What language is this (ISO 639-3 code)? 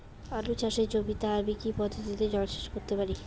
ben